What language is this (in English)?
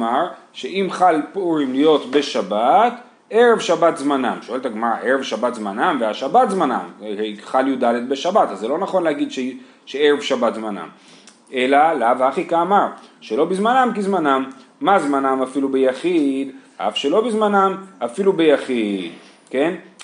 Hebrew